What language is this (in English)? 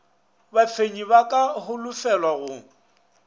Northern Sotho